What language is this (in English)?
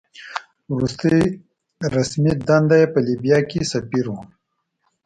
Pashto